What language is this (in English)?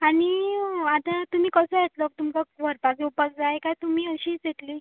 Konkani